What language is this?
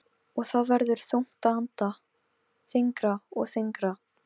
Icelandic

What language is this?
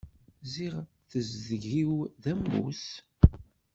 Kabyle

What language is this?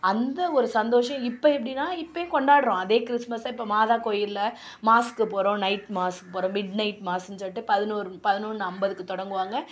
Tamil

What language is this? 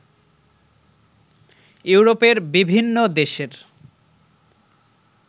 Bangla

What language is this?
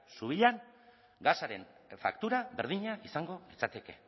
Basque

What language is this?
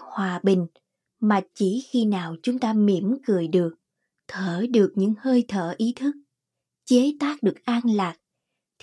Vietnamese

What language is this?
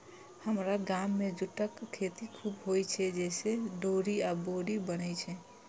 Maithili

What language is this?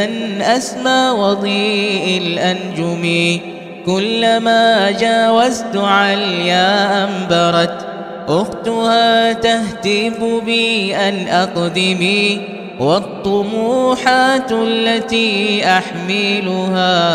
Arabic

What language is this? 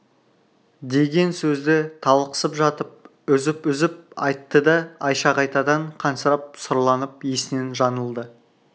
Kazakh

